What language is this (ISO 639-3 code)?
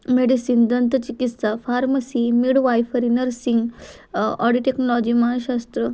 mar